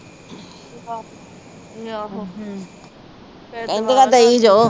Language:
Punjabi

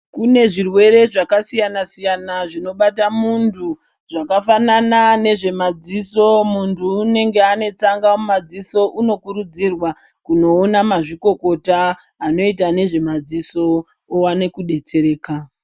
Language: Ndau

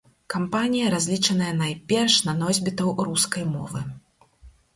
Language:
Belarusian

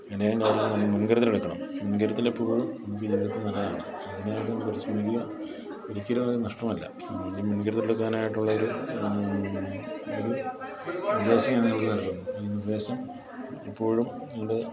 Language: Malayalam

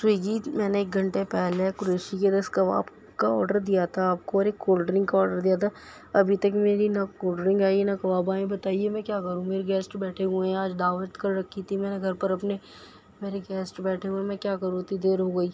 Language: Urdu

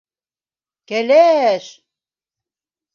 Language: Bashkir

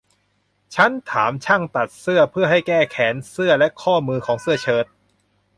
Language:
Thai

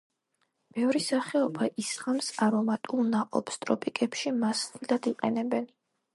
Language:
Georgian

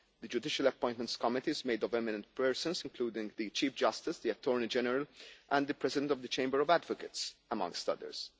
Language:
English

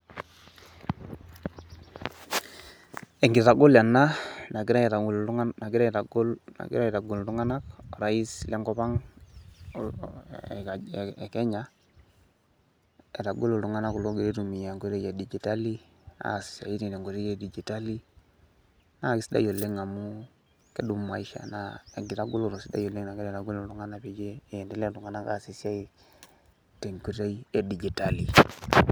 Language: Masai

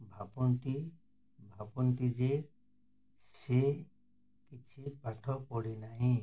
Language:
Odia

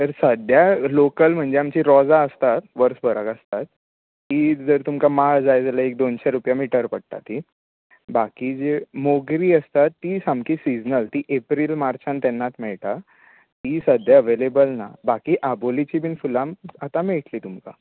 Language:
Konkani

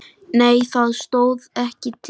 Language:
Icelandic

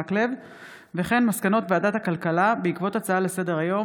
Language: Hebrew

